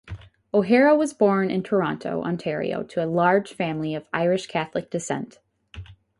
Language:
English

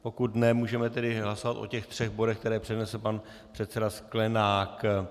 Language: Czech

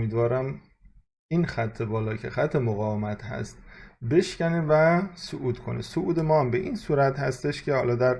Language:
Persian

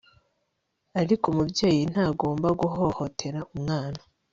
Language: Kinyarwanda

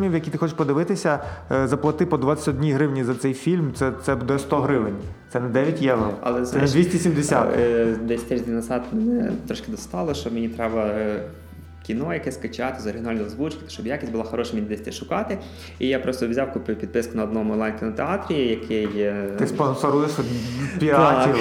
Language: Ukrainian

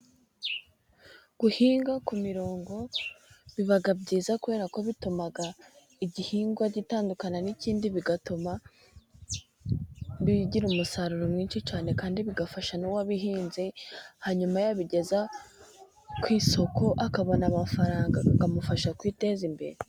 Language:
Kinyarwanda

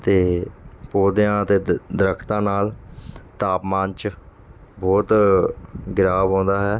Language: Punjabi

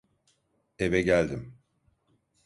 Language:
Turkish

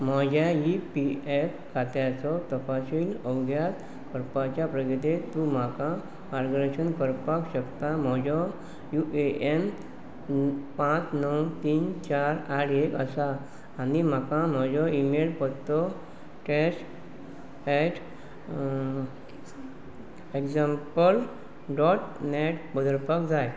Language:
Konkani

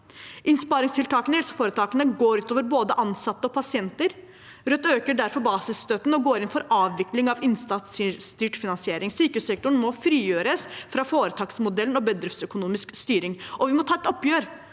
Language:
Norwegian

